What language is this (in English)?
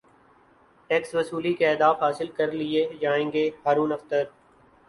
Urdu